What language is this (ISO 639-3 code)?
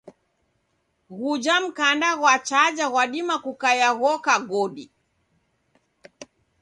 dav